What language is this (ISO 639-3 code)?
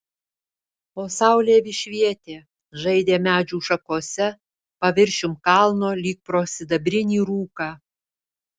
lit